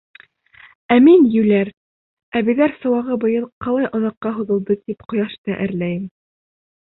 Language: Bashkir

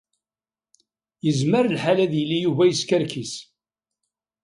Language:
Kabyle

